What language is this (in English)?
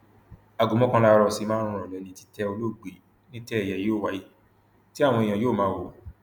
Yoruba